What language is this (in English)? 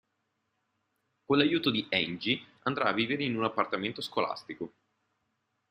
Italian